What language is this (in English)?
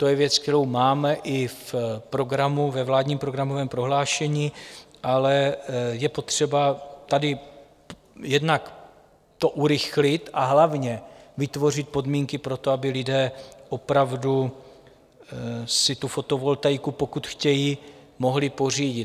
Czech